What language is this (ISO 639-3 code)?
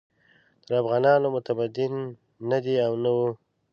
pus